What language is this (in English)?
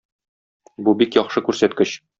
Tatar